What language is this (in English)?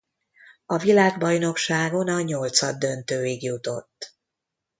Hungarian